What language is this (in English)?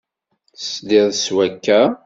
Kabyle